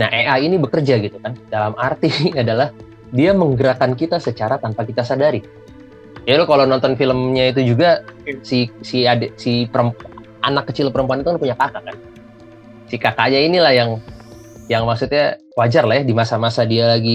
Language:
Indonesian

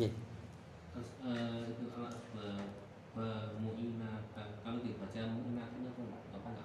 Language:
Indonesian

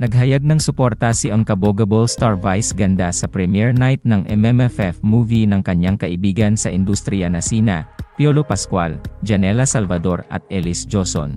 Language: Filipino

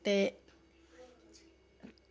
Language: Dogri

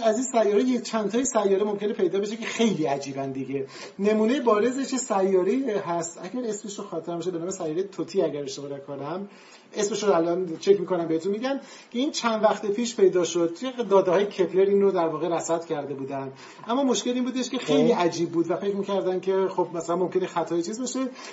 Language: Persian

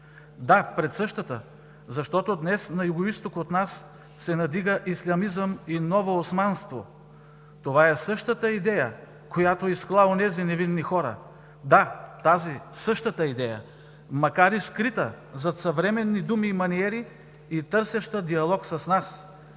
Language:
Bulgarian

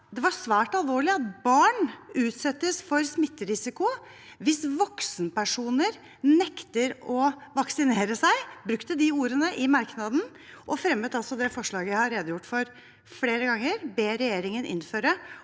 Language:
Norwegian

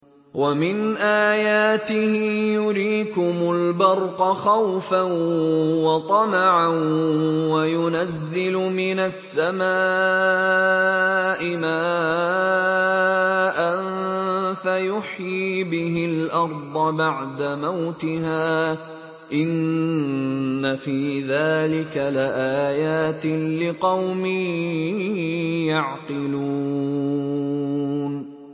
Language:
Arabic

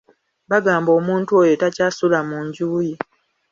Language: Ganda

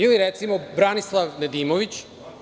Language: Serbian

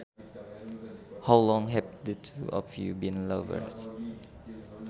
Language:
Sundanese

